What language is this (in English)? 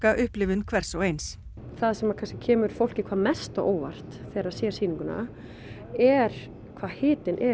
Icelandic